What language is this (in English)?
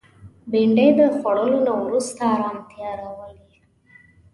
Pashto